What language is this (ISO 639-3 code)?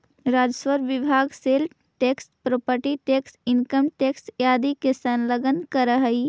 mag